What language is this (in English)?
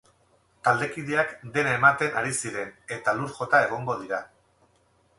Basque